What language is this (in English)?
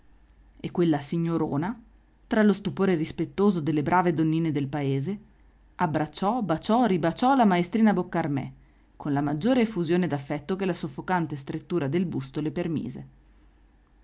Italian